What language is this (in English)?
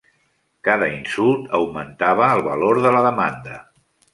Catalan